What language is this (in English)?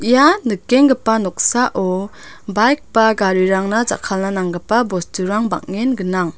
Garo